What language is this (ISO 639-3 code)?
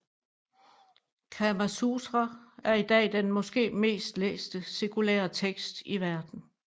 dan